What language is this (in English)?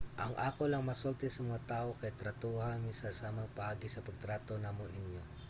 Cebuano